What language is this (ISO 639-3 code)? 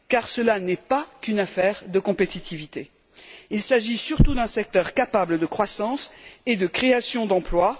fra